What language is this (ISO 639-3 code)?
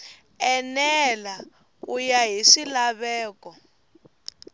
tso